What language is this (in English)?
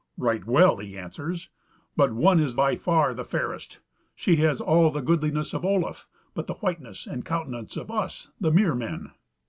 English